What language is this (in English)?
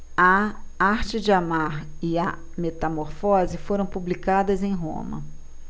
Portuguese